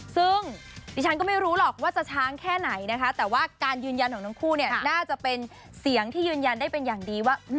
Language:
Thai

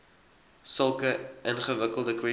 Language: Afrikaans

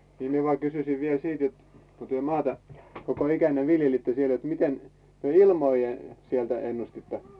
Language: Finnish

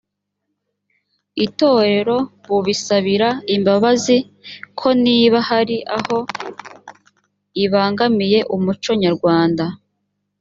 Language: Kinyarwanda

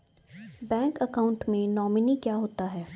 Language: Hindi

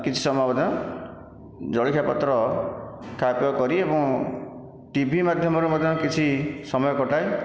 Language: Odia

